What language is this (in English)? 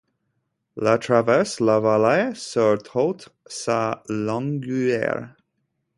French